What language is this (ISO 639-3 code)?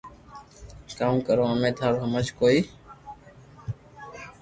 lrk